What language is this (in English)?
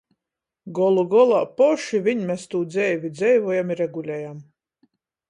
Latgalian